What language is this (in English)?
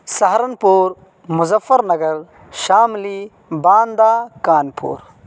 Urdu